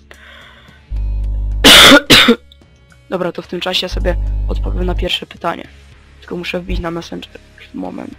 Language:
Polish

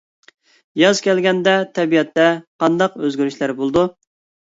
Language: Uyghur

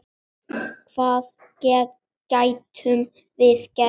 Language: Icelandic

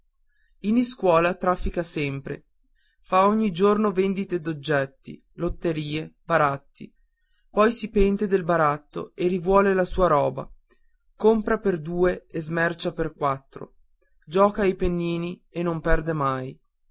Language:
Italian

